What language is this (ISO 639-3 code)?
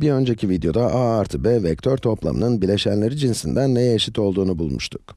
tur